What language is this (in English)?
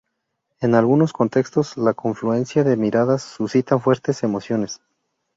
Spanish